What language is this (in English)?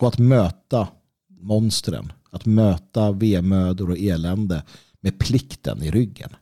Swedish